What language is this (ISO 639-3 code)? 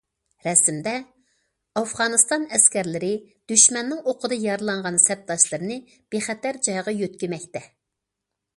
uig